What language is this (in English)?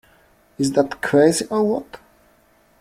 English